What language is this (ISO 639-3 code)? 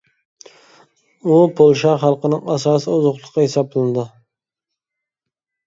uig